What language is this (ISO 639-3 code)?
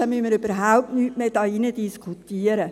gsw